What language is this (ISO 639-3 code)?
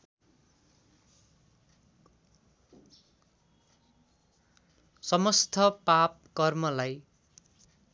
nep